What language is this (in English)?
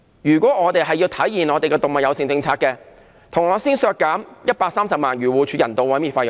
Cantonese